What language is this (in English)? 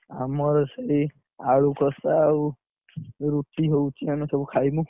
Odia